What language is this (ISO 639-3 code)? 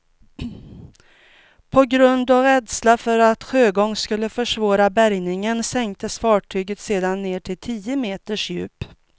swe